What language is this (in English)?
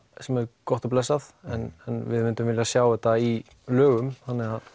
Icelandic